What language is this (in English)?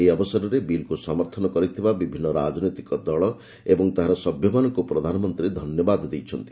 Odia